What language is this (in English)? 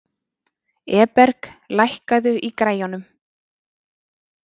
Icelandic